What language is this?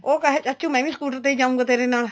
Punjabi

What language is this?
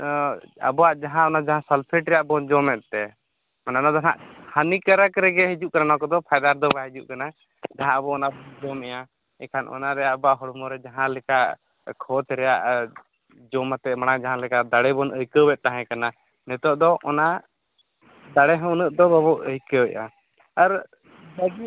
Santali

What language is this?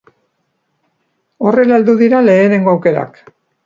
Basque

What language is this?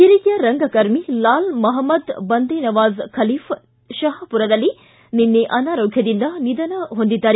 Kannada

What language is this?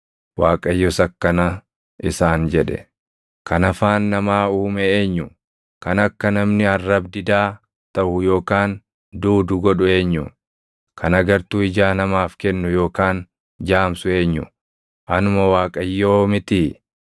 Oromo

